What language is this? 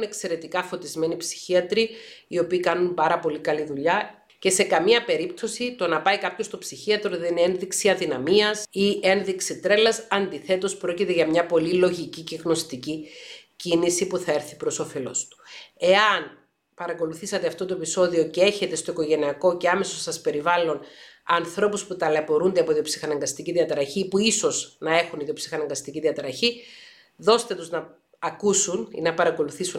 Greek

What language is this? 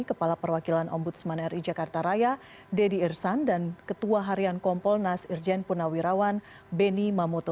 Indonesian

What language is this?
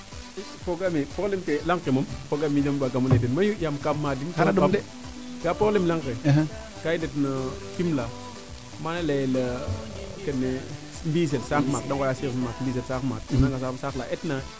Serer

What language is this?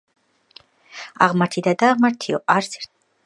Georgian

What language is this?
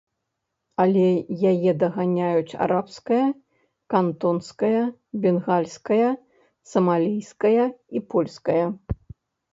Belarusian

